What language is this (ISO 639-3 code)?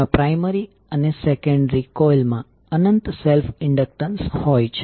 guj